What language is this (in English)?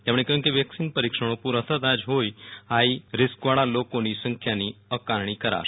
Gujarati